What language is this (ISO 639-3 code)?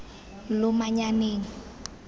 tsn